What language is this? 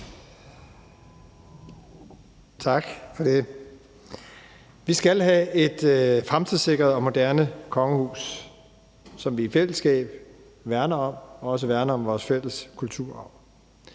Danish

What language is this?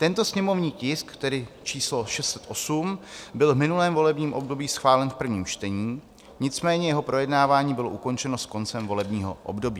Czech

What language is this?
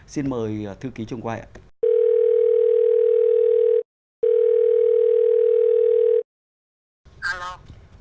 Vietnamese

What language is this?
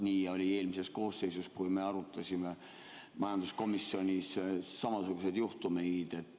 Estonian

